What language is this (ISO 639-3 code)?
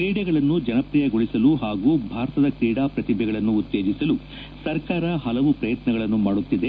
kan